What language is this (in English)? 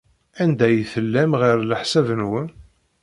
Kabyle